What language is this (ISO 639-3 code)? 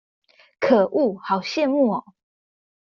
zho